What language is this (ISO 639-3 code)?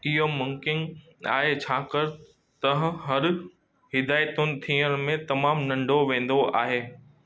snd